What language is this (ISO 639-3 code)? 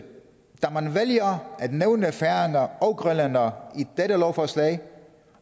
dan